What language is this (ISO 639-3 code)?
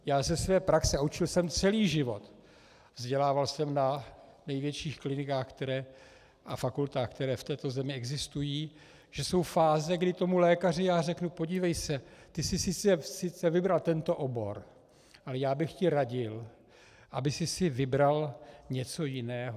ces